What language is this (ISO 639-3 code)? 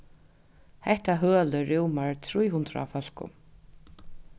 fao